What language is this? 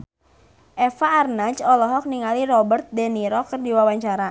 Sundanese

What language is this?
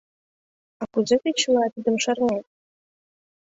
Mari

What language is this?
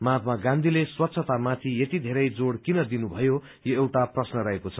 Nepali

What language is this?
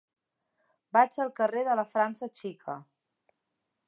Catalan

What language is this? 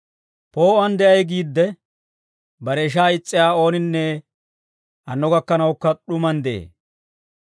Dawro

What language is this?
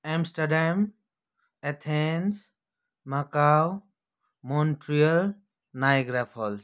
Nepali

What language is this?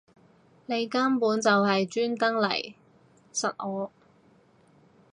Cantonese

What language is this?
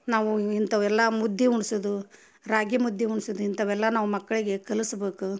Kannada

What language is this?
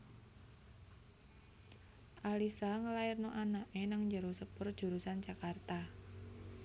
Javanese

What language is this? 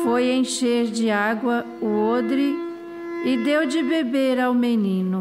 Portuguese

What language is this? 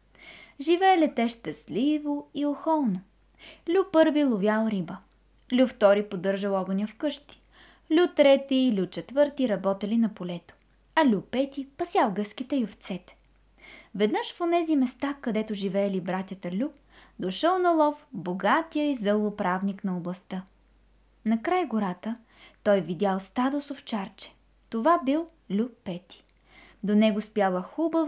Bulgarian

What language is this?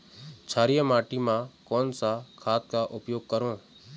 Chhattisgarhi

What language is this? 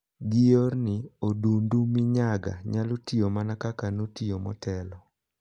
Luo (Kenya and Tanzania)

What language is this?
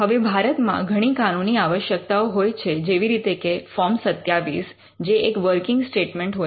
Gujarati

